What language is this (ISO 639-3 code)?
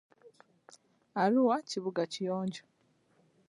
lug